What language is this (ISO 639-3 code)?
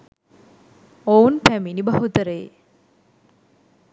sin